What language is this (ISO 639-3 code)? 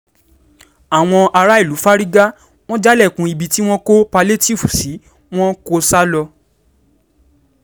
yor